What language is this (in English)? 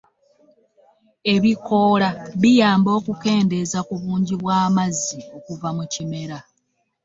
Ganda